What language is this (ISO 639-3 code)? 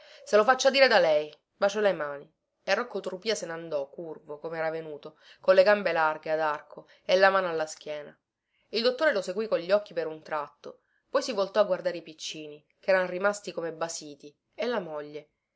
ita